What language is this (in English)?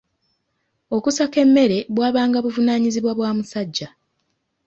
Ganda